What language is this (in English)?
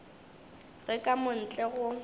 Northern Sotho